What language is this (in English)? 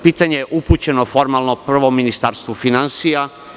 Serbian